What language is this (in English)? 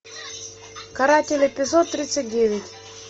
Russian